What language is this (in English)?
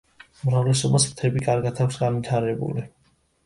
Georgian